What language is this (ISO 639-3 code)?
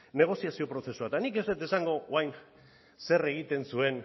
eus